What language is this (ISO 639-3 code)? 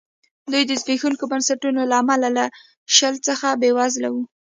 pus